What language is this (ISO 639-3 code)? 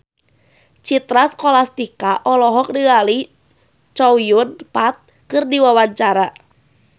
sun